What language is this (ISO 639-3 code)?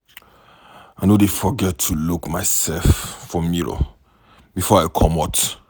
pcm